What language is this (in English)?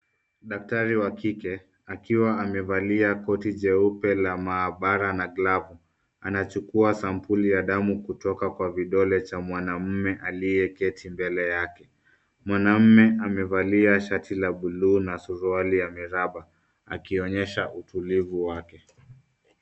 Swahili